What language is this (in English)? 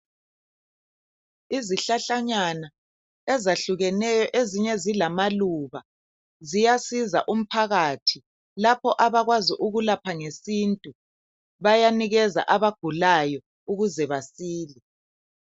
North Ndebele